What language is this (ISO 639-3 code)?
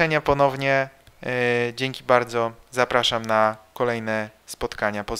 pol